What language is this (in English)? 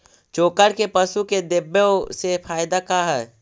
Magahi